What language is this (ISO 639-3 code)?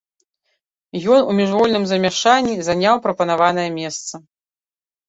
bel